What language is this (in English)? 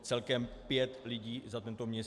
Czech